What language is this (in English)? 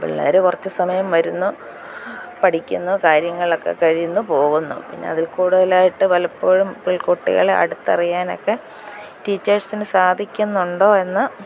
Malayalam